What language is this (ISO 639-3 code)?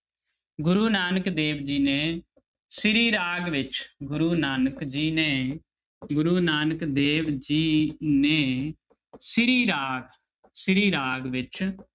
pan